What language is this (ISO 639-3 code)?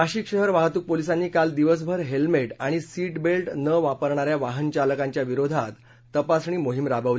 mar